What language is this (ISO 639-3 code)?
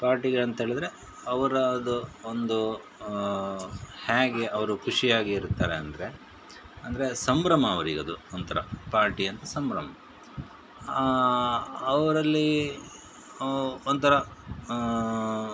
kan